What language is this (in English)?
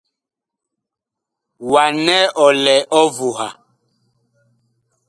Bakoko